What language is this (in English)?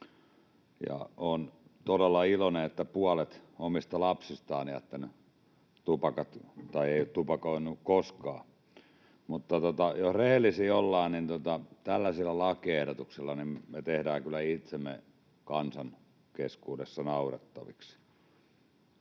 Finnish